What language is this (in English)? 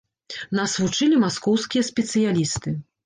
Belarusian